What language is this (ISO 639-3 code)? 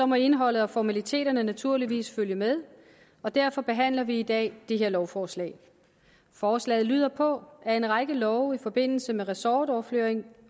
dan